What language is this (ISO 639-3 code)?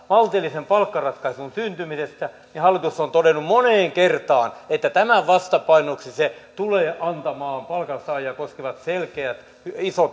fin